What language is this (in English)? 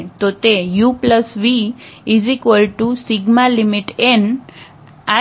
Gujarati